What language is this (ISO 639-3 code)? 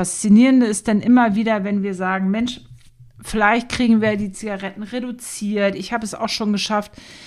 deu